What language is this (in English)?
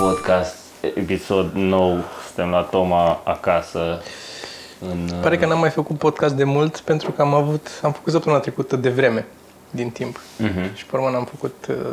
Romanian